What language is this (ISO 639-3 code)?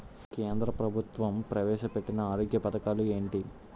tel